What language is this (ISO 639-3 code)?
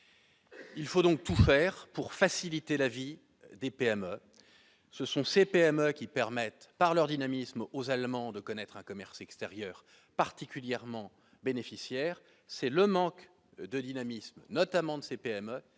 fra